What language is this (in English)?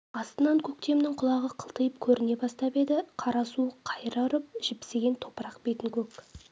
Kazakh